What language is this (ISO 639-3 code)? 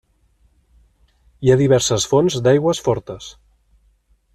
cat